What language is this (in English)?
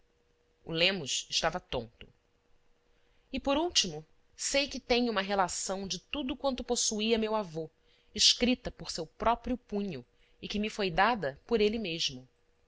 Portuguese